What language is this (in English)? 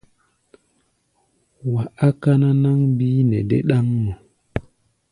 Gbaya